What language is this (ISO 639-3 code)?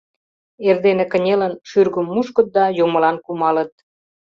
chm